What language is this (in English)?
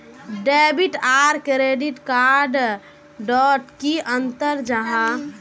Magahi